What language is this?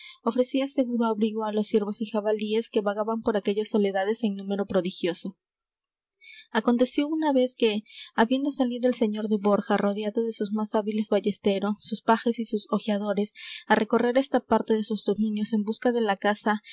Spanish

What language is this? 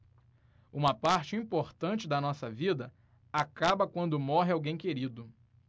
Portuguese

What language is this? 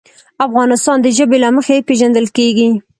Pashto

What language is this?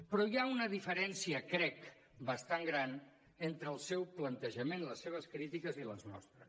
Catalan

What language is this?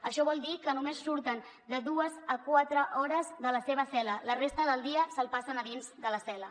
Catalan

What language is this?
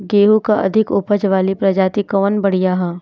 Bhojpuri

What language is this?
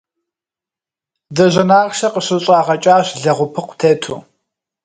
Kabardian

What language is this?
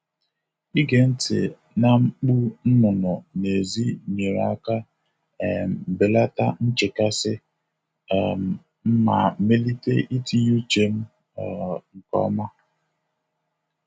Igbo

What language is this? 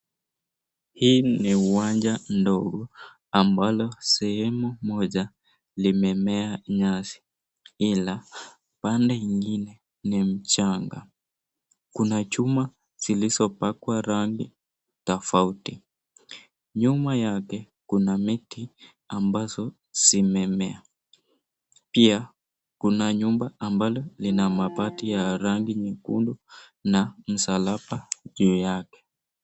Swahili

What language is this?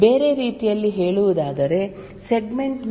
Kannada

